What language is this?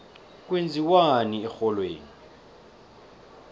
South Ndebele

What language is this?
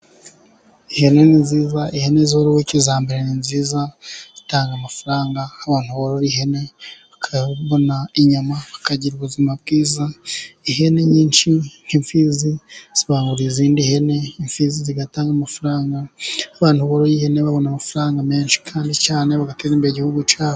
Kinyarwanda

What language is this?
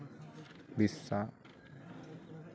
Santali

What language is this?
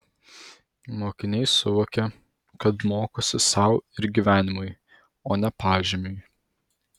Lithuanian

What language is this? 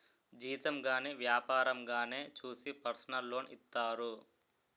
Telugu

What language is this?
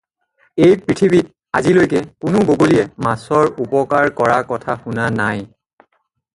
Assamese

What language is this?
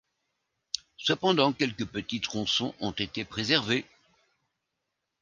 French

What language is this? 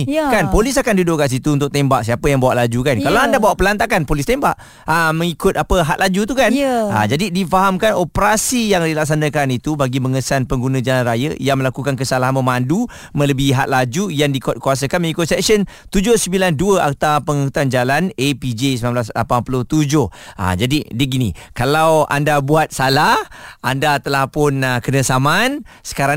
Malay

